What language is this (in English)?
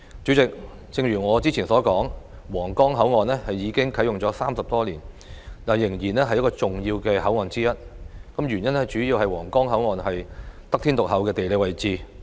Cantonese